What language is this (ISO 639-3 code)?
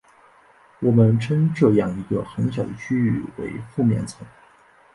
zho